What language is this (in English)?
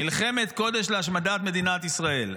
Hebrew